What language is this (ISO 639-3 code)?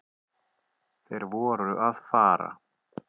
isl